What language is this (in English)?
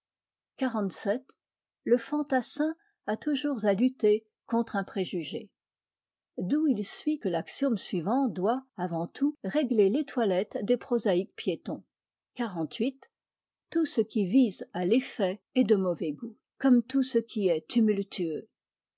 French